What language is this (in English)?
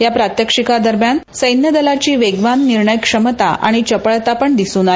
Marathi